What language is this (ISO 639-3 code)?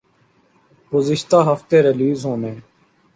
urd